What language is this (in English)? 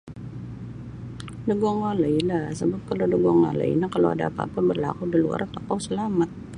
Sabah Bisaya